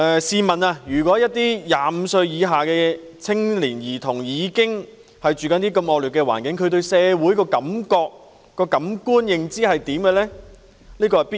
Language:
Cantonese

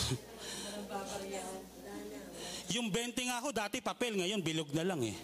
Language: Filipino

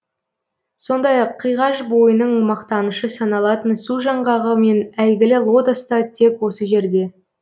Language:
Kazakh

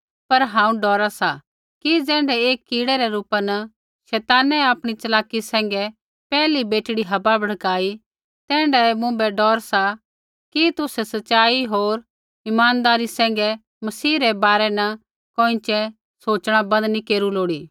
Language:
Kullu Pahari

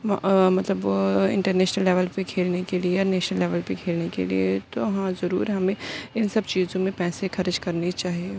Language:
Urdu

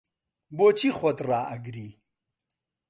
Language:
Central Kurdish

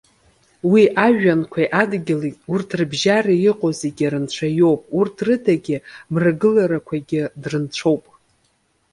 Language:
Abkhazian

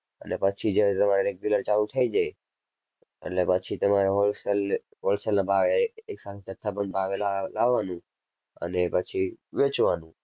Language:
Gujarati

